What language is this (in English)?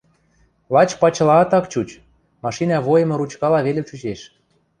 Western Mari